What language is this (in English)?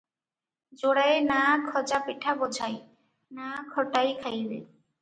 Odia